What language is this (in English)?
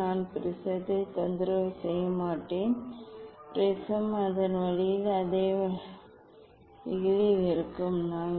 Tamil